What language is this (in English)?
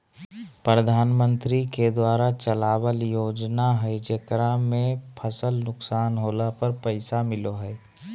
Magahi